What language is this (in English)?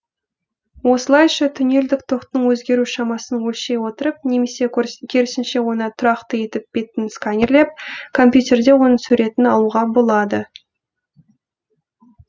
Kazakh